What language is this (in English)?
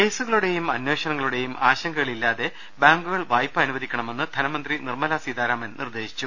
Malayalam